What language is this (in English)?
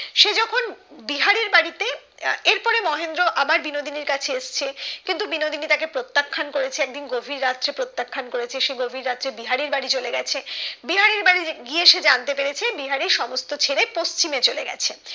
Bangla